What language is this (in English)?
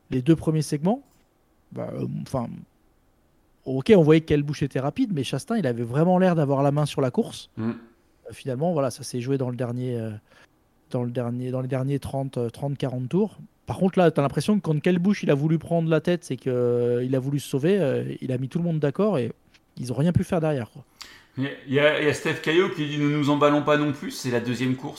French